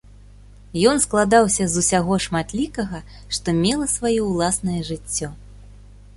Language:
Belarusian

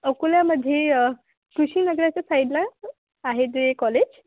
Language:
Marathi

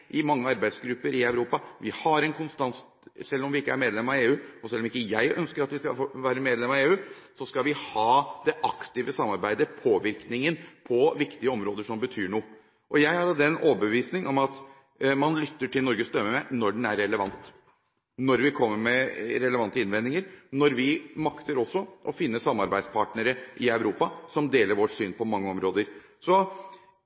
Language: Norwegian Bokmål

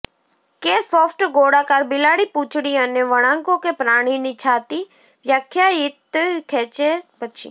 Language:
Gujarati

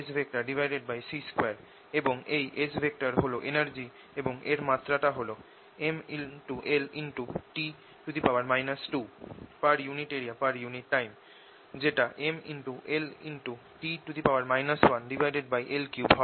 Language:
Bangla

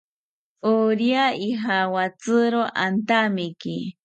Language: South Ucayali Ashéninka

